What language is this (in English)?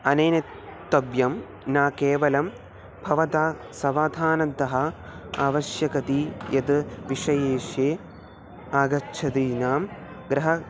Sanskrit